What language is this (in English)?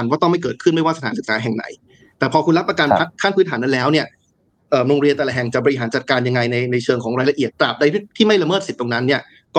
Thai